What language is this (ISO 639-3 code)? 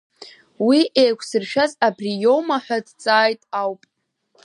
abk